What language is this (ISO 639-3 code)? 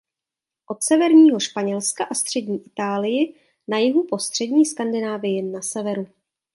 ces